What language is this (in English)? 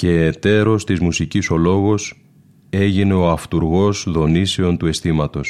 Greek